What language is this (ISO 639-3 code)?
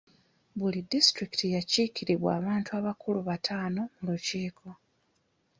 lug